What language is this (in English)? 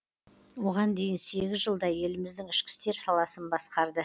Kazakh